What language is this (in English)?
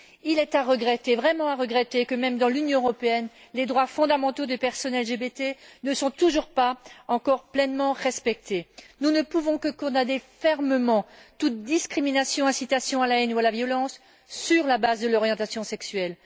French